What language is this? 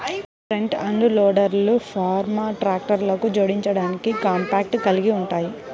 Telugu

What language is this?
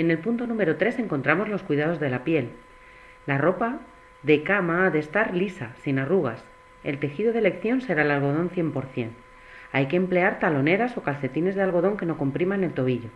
Spanish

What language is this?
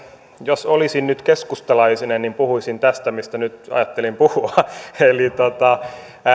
Finnish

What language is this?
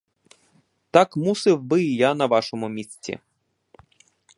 Ukrainian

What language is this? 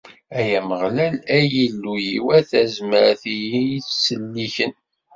Kabyle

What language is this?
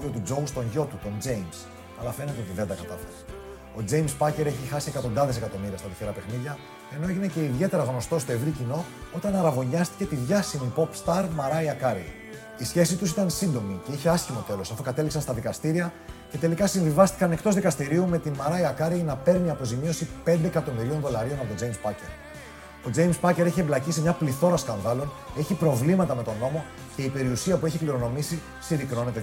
Greek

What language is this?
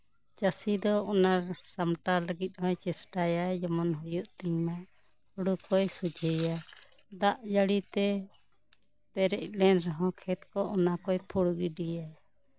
Santali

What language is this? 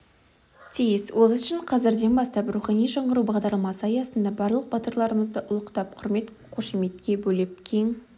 Kazakh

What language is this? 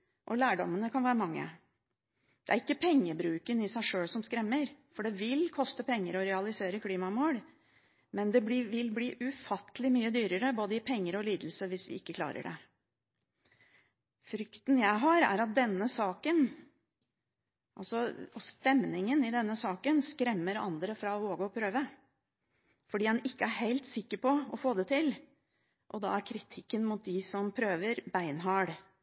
Norwegian Bokmål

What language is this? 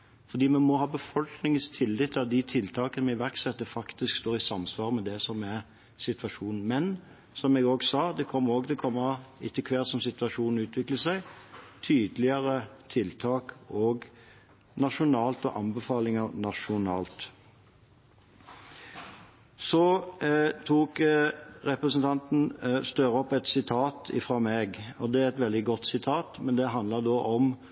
Norwegian Bokmål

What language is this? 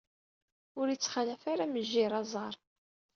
Kabyle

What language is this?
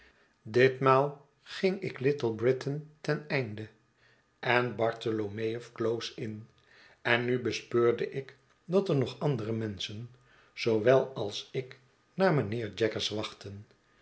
Dutch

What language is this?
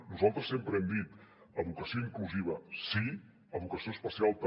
Catalan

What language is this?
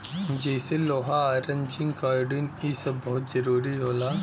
Bhojpuri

